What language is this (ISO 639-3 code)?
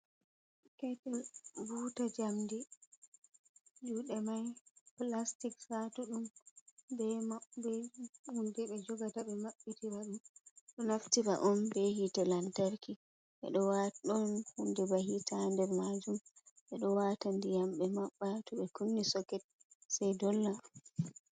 ful